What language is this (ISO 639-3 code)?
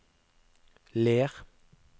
nor